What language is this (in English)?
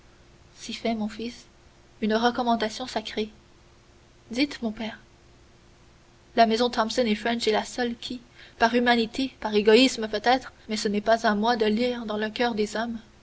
French